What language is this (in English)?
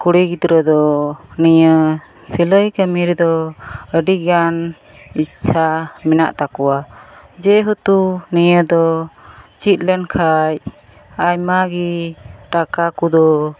Santali